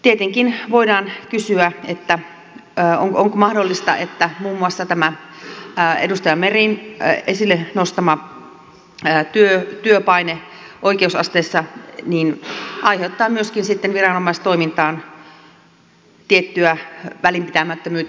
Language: Finnish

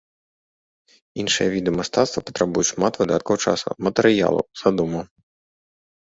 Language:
Belarusian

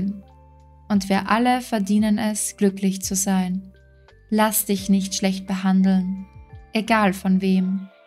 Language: German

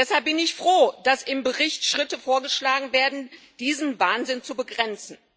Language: German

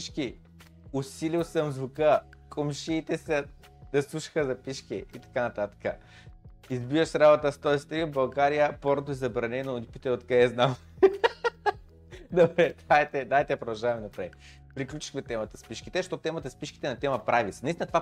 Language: Bulgarian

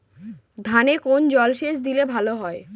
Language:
Bangla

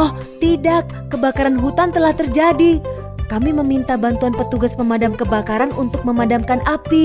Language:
Indonesian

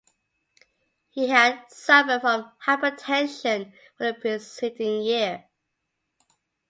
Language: English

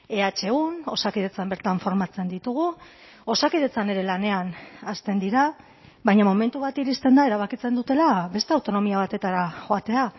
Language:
Basque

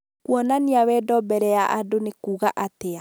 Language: Kikuyu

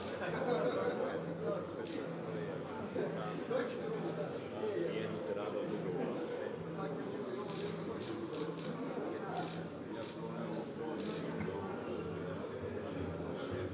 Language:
Croatian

